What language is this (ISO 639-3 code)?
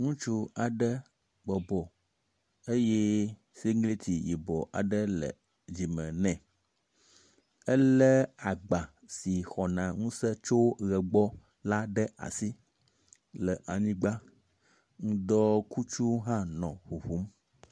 ewe